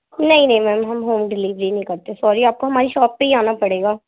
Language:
Urdu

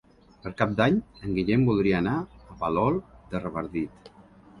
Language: Catalan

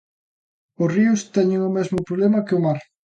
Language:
Galician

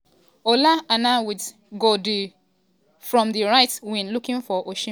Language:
Nigerian Pidgin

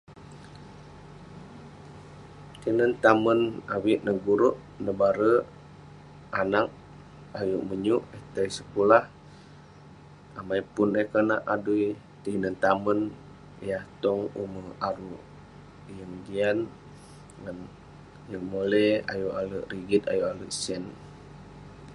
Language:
Western Penan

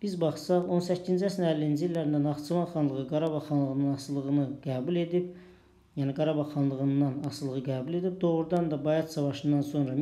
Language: Turkish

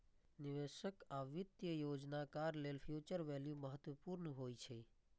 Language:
Maithili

